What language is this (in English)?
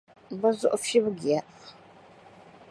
Dagbani